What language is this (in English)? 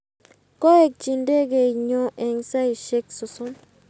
Kalenjin